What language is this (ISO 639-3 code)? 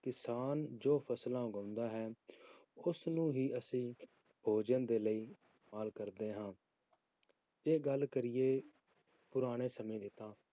pan